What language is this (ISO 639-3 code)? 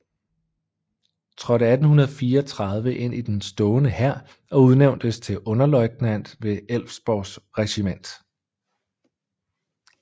dan